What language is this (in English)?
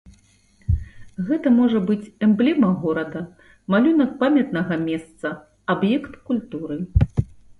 Belarusian